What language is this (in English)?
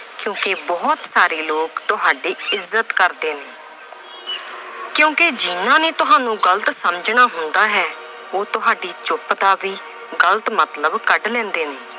Punjabi